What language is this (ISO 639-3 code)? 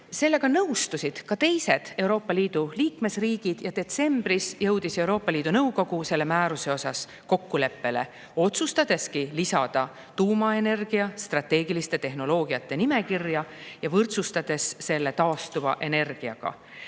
est